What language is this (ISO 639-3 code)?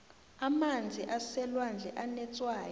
nbl